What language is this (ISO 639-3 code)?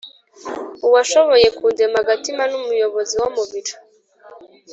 kin